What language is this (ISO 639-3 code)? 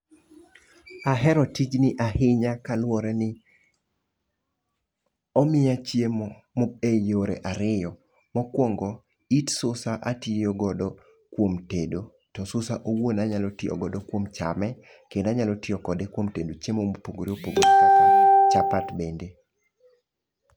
luo